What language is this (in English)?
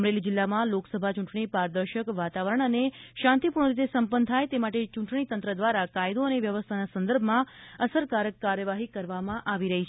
Gujarati